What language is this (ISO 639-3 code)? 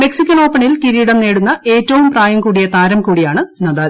mal